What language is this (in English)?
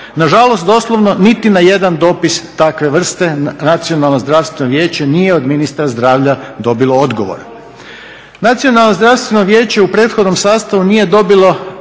Croatian